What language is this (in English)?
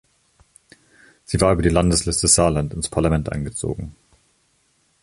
German